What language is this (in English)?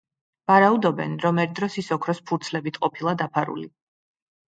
Georgian